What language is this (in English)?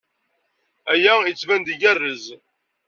Kabyle